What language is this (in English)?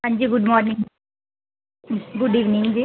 Punjabi